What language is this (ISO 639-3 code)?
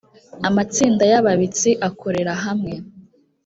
kin